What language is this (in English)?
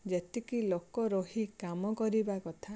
Odia